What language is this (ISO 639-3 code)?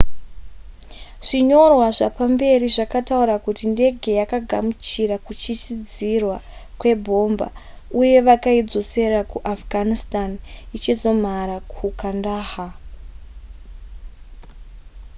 sna